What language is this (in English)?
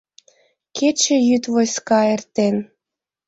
Mari